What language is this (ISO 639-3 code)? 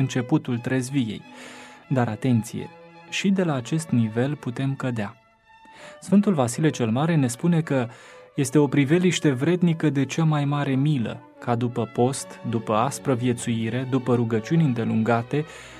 ron